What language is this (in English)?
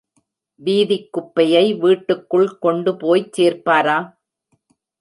Tamil